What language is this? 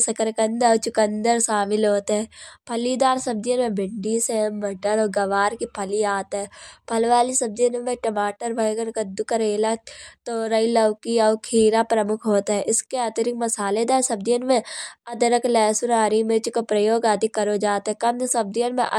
Kanauji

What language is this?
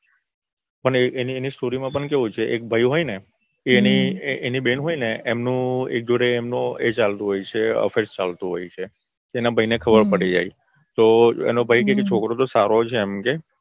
Gujarati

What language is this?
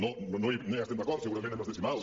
Catalan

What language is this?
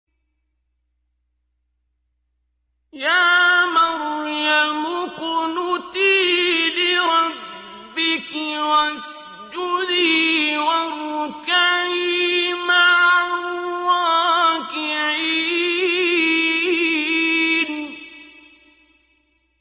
Arabic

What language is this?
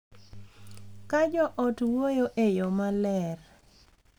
Luo (Kenya and Tanzania)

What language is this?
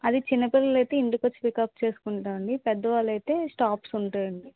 Telugu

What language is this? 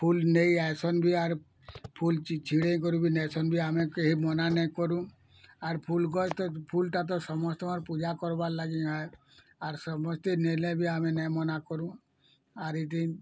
Odia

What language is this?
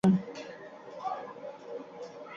Bangla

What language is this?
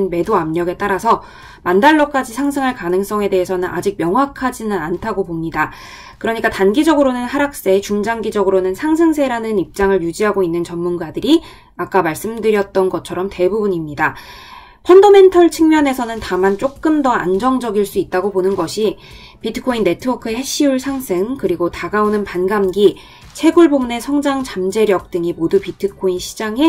Korean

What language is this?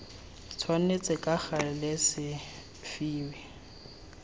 Tswana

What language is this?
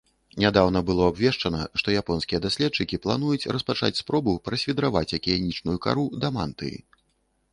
Belarusian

